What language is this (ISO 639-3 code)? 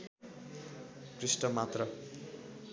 nep